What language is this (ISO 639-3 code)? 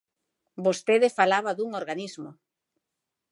glg